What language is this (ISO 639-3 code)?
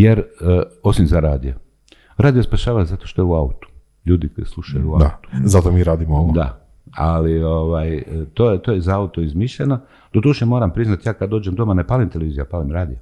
hrv